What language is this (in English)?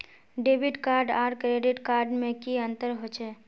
Magahi